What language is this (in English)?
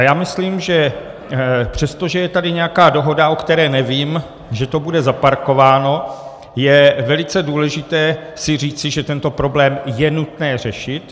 Czech